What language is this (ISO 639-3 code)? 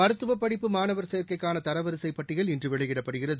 tam